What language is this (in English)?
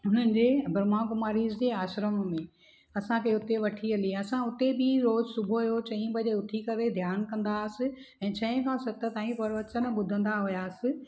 Sindhi